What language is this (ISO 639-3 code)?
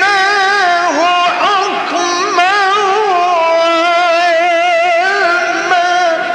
ara